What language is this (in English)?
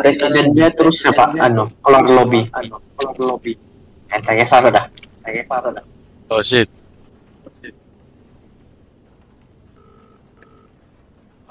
Indonesian